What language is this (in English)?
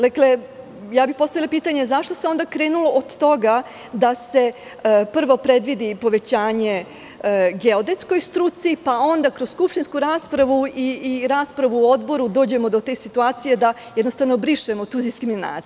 Serbian